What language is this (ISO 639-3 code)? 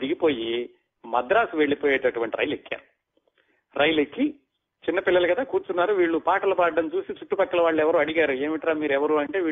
tel